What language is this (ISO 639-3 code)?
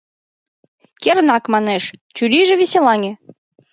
chm